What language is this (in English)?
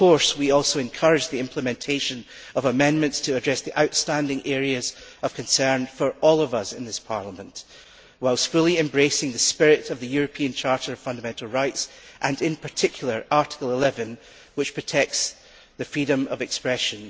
English